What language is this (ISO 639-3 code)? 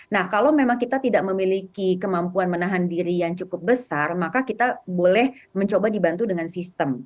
ind